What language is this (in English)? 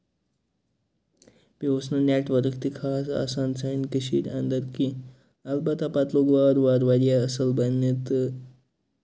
Kashmiri